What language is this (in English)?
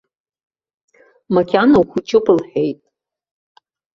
Abkhazian